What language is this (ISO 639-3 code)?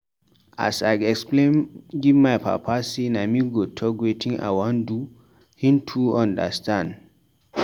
pcm